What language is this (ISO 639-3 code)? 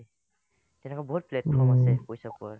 asm